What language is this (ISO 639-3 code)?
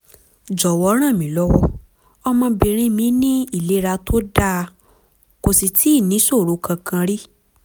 yor